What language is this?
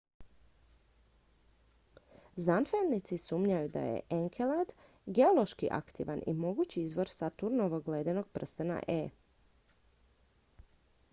Croatian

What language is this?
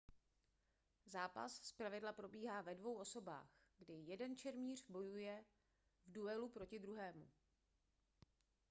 Czech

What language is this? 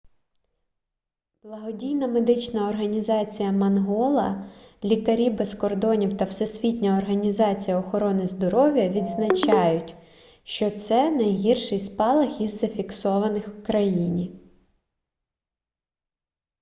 Ukrainian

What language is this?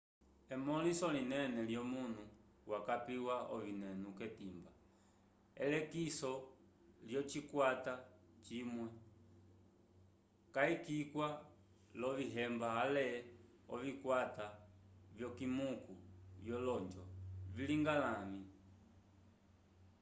Umbundu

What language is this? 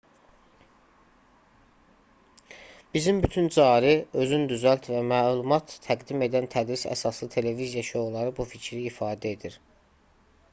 Azerbaijani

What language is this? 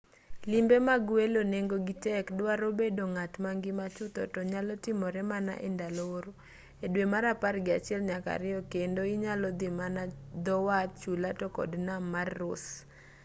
Luo (Kenya and Tanzania)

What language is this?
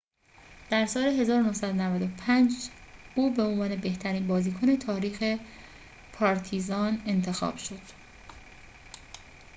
Persian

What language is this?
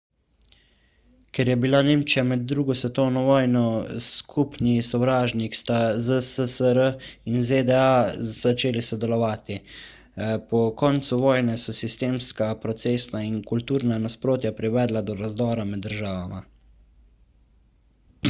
Slovenian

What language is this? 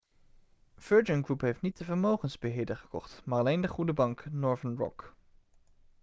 Dutch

